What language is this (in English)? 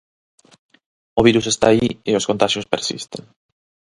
Galician